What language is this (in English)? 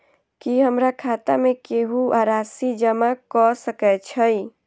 Maithili